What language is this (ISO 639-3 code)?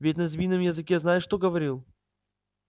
rus